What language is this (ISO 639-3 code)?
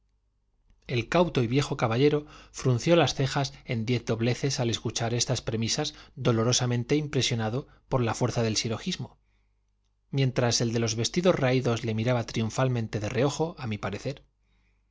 spa